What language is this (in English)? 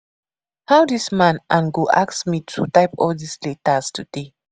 Nigerian Pidgin